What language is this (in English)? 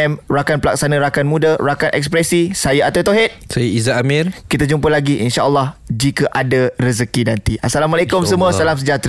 Malay